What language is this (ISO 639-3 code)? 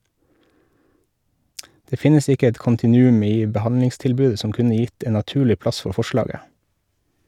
nor